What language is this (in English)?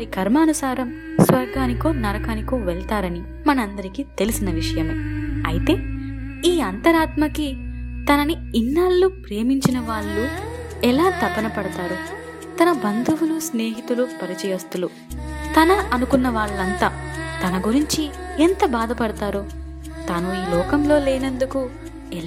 Telugu